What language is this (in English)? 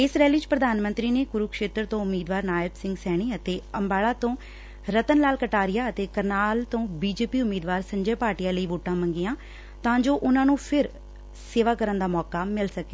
Punjabi